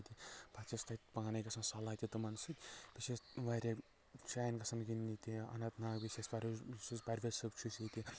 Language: Kashmiri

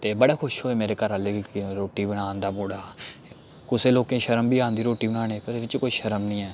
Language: Dogri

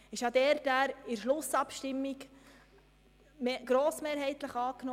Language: Swiss German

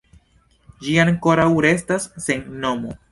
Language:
Esperanto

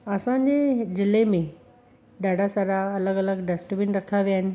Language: Sindhi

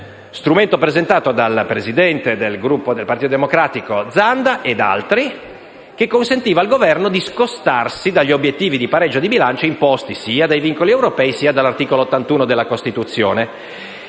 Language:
Italian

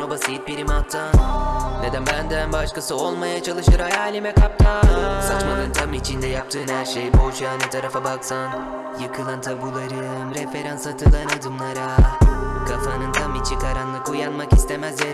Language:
Turkish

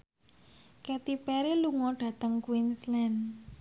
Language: Javanese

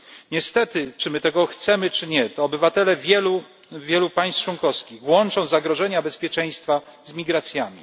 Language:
Polish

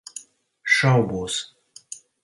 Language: Latvian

